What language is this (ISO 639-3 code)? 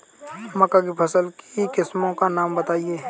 hin